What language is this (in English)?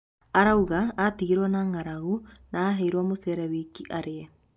Kikuyu